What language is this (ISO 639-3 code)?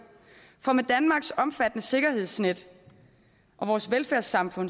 dan